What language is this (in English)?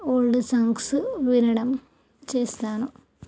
Telugu